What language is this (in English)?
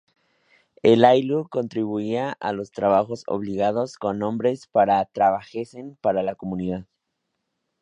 Spanish